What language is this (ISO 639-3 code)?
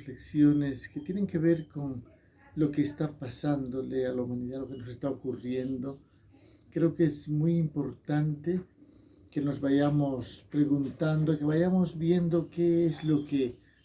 spa